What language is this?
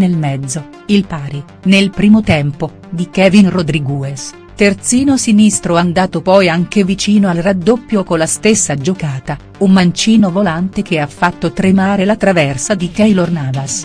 Italian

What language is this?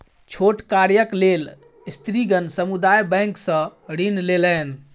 Maithili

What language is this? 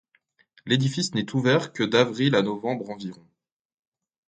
French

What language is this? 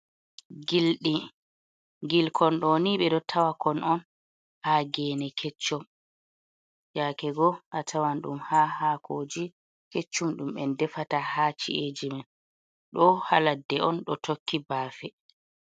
Fula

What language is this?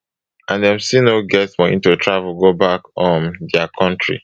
Nigerian Pidgin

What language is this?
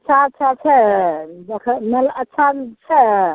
Maithili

